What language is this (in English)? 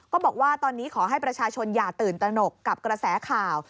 Thai